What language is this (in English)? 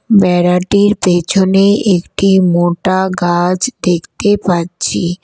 Bangla